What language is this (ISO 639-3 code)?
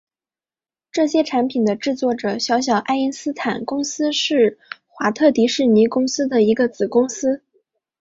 zho